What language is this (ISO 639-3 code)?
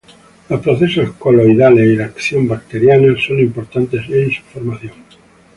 spa